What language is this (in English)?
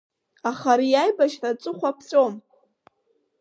Abkhazian